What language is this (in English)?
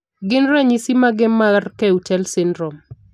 Luo (Kenya and Tanzania)